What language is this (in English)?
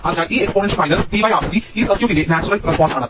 Malayalam